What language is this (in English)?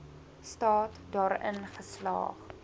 Afrikaans